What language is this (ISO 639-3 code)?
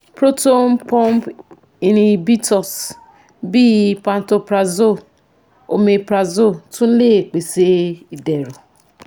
yor